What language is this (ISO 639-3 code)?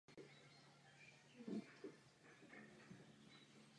ces